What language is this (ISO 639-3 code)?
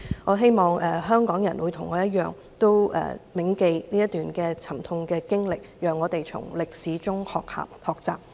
yue